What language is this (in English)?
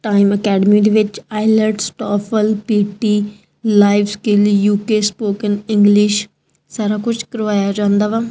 Punjabi